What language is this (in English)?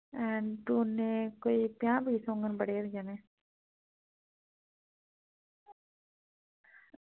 Dogri